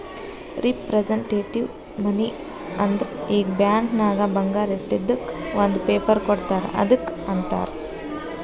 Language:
Kannada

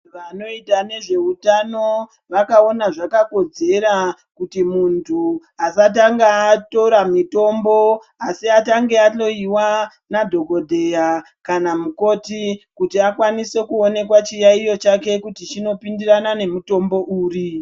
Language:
Ndau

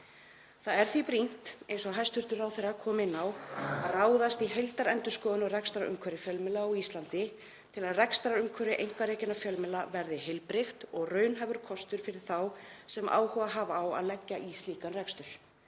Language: Icelandic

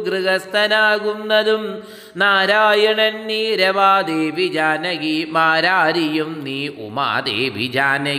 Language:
Malayalam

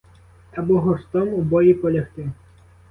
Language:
Ukrainian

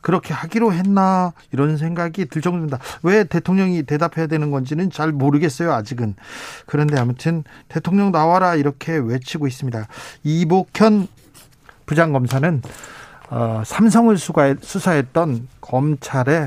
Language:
Korean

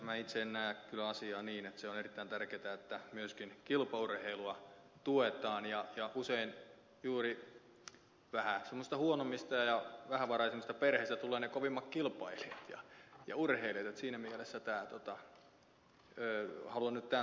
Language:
Finnish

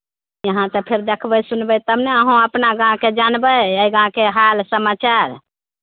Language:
Maithili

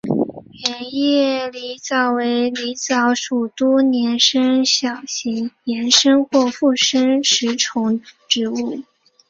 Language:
Chinese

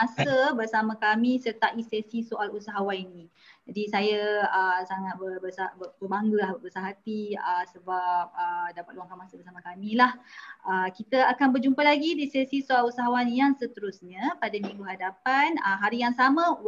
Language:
Malay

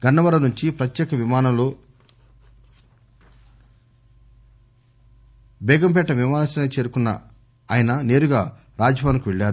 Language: Telugu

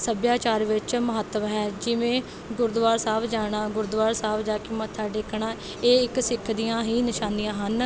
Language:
Punjabi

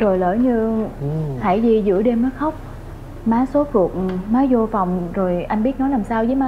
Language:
Vietnamese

